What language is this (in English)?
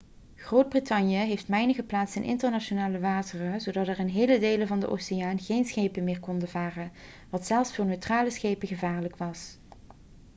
Dutch